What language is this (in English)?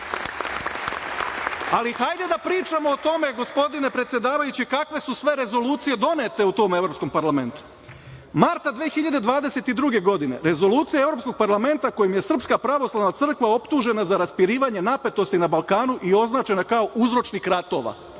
Serbian